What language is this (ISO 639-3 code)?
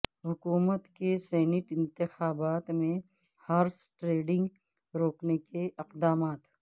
urd